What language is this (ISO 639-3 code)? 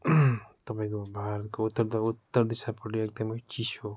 nep